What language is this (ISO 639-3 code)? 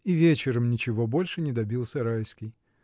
rus